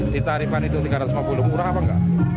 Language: Indonesian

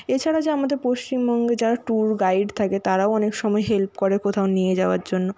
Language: Bangla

